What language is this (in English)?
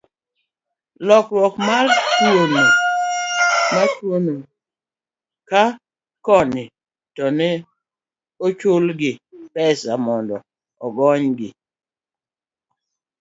Luo (Kenya and Tanzania)